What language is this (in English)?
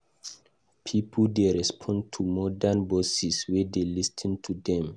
Nigerian Pidgin